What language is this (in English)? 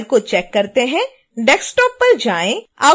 Hindi